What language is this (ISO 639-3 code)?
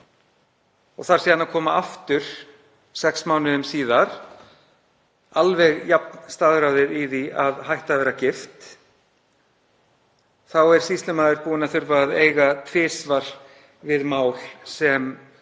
isl